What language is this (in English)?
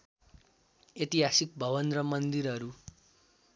Nepali